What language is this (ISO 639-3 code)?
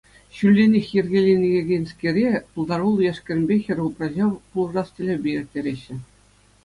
chv